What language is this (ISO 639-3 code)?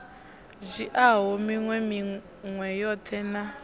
ven